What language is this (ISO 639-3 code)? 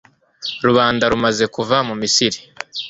kin